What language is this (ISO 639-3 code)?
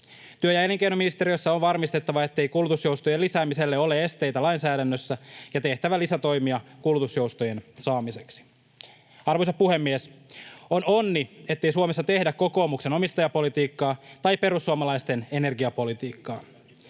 fin